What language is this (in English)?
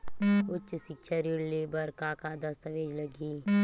Chhattisgarhi